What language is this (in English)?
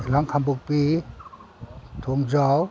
Manipuri